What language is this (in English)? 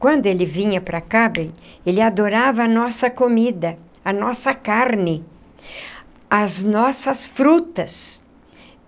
Portuguese